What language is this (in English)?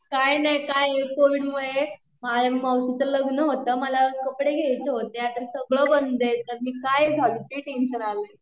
Marathi